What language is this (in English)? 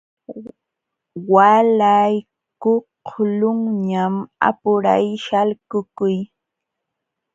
Jauja Wanca Quechua